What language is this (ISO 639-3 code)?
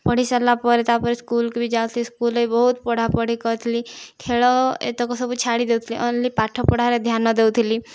ori